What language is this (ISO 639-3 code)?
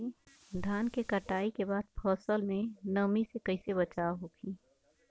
bho